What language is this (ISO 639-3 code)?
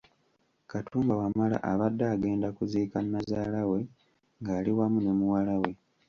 lug